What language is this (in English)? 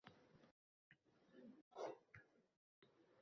Uzbek